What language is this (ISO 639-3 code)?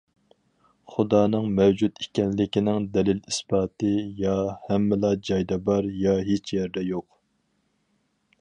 uig